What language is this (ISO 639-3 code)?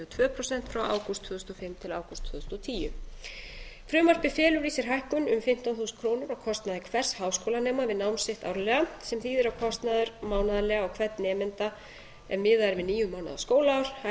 isl